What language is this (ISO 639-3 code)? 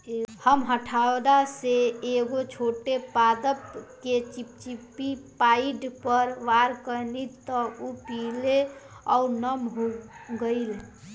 bho